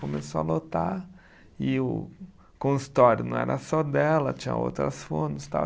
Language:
Portuguese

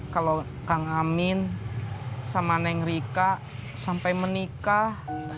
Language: Indonesian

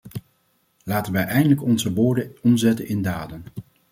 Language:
Dutch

